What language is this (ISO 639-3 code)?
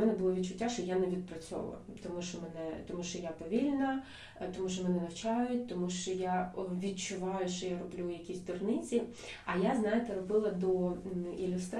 ukr